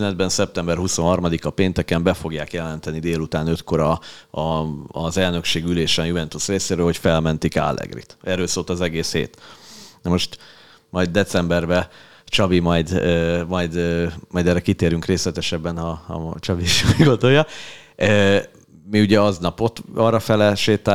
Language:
Hungarian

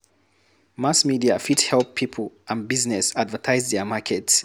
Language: Nigerian Pidgin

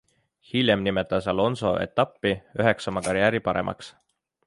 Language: Estonian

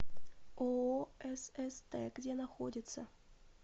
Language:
Russian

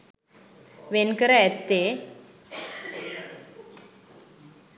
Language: Sinhala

